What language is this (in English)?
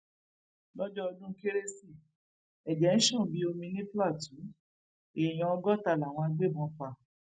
Yoruba